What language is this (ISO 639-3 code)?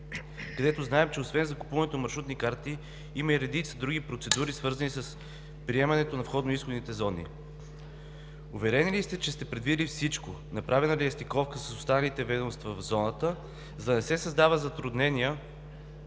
bul